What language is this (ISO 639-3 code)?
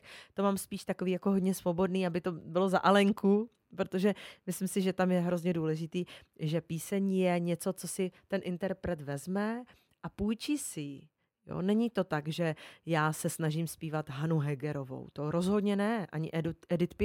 ces